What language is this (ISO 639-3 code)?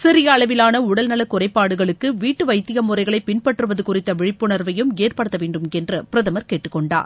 tam